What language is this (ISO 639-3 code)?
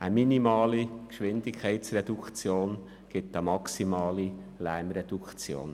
gsw